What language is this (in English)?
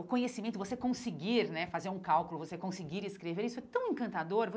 Portuguese